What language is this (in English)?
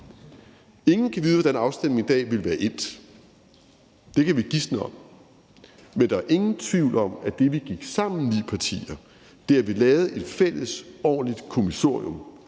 Danish